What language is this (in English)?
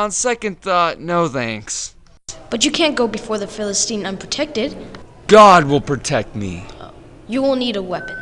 English